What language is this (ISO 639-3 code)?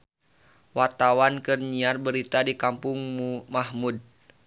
sun